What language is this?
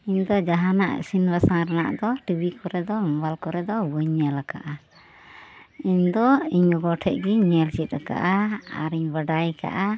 Santali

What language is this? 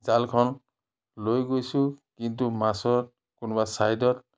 Assamese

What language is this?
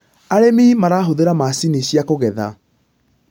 Kikuyu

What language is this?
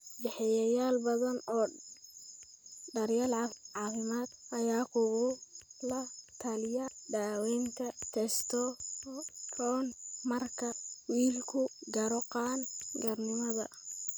Somali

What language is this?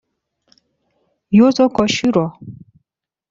Persian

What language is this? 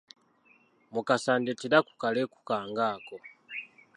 Ganda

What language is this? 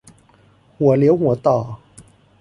Thai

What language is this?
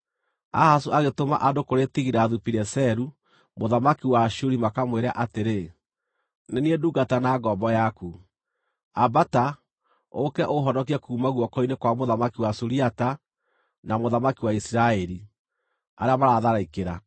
Kikuyu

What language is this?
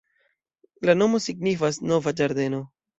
Esperanto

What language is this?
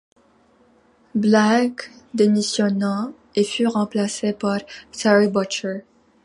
French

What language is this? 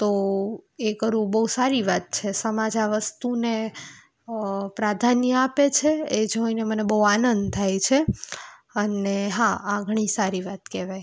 Gujarati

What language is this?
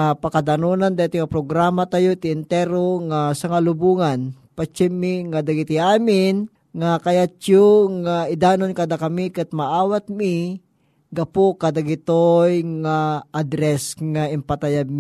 Filipino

